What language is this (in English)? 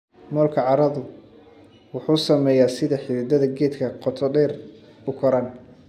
Somali